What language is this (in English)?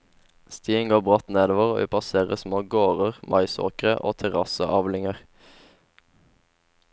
Norwegian